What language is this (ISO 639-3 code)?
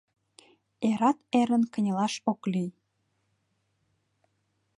chm